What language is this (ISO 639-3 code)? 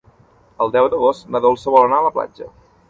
cat